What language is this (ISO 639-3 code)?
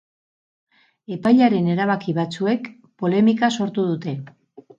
eus